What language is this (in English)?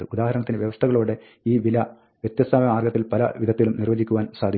Malayalam